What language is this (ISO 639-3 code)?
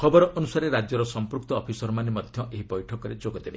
ori